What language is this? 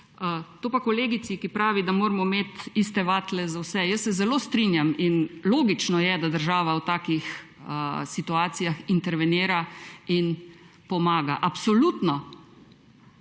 Slovenian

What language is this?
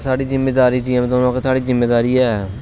Dogri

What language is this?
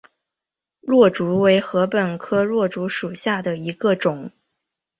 Chinese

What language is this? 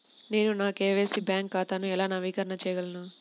Telugu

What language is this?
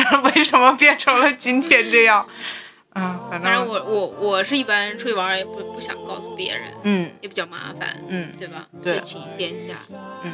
Chinese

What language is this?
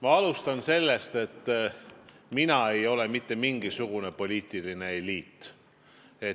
Estonian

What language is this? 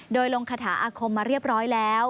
Thai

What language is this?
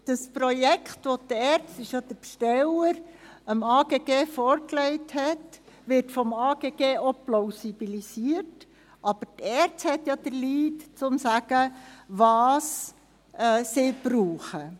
Swiss German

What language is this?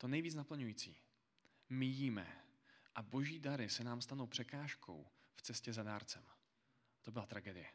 Czech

